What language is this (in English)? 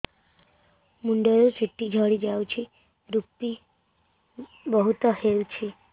Odia